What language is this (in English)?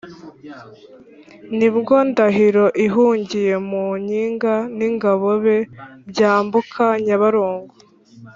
Kinyarwanda